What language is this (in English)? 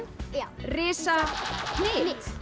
Icelandic